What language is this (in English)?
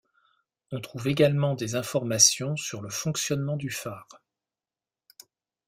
French